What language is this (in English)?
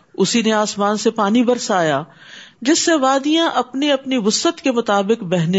Urdu